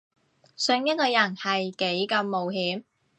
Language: Cantonese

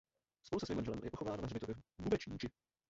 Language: Czech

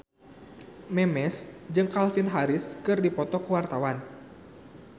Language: Sundanese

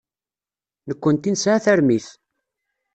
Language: Kabyle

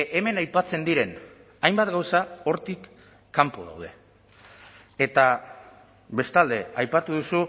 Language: Basque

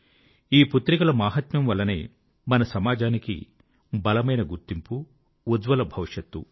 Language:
Telugu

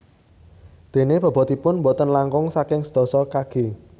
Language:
Javanese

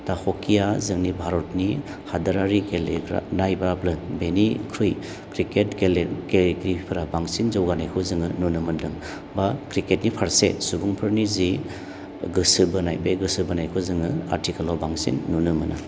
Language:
Bodo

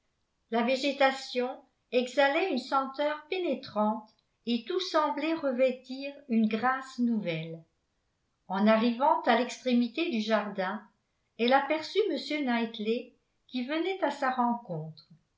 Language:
French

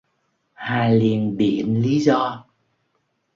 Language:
Vietnamese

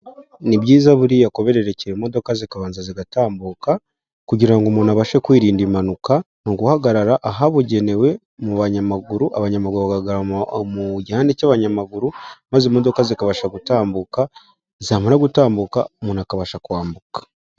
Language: Kinyarwanda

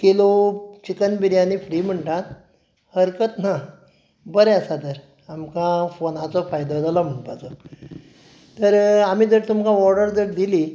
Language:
Konkani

